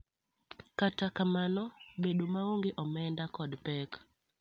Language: Luo (Kenya and Tanzania)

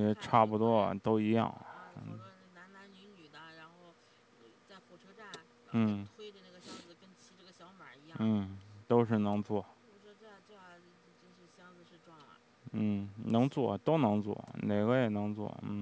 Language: Chinese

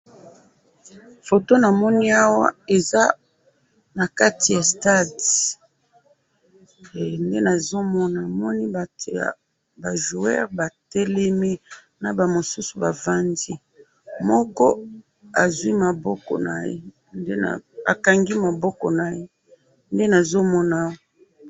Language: Lingala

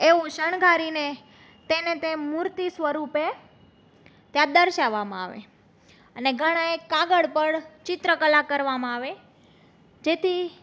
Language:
Gujarati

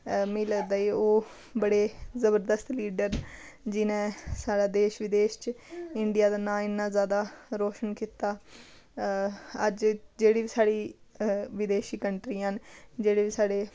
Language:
Dogri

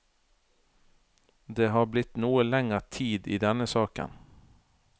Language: Norwegian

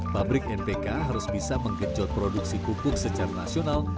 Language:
Indonesian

